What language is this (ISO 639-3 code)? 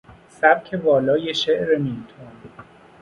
fas